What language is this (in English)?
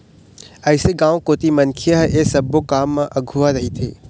Chhattisgarhi